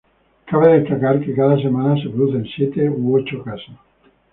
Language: Spanish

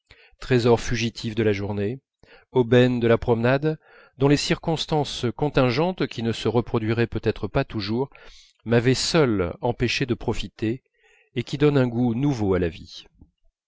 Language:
French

